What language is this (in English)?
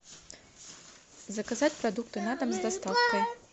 Russian